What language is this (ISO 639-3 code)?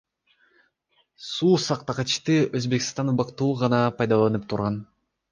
kir